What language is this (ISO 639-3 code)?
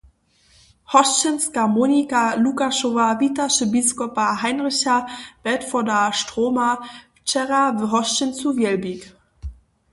hsb